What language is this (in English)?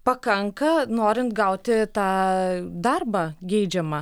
Lithuanian